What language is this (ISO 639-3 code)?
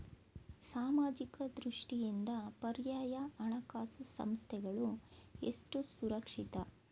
kan